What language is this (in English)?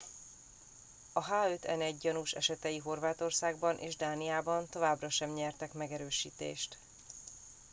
Hungarian